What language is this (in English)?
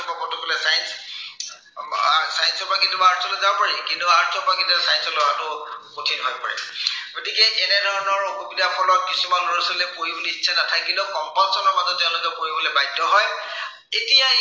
Assamese